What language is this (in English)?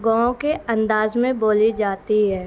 Urdu